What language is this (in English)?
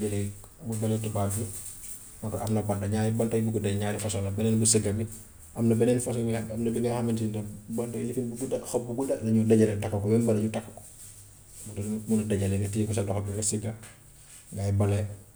Gambian Wolof